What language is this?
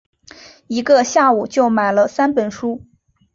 Chinese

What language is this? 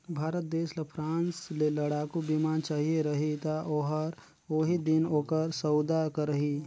Chhattisgarhi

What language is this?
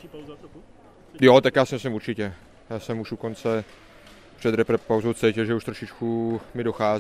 Czech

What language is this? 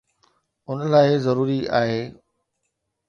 Sindhi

